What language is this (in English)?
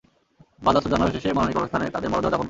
Bangla